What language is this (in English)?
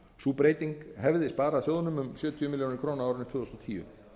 Icelandic